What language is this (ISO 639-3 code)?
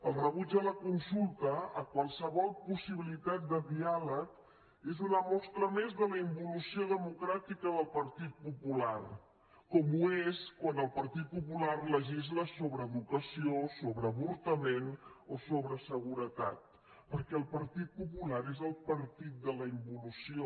cat